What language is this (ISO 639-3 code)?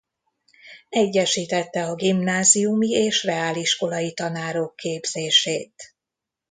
hun